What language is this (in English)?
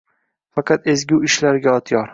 Uzbek